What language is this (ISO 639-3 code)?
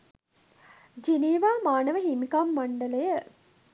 sin